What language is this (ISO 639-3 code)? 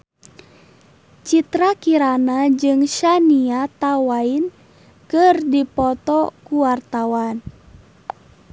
sun